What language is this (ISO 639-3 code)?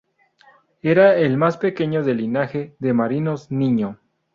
spa